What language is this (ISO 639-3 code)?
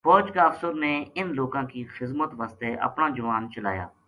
gju